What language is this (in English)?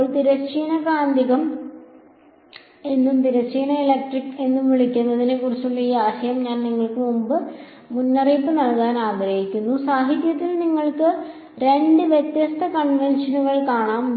Malayalam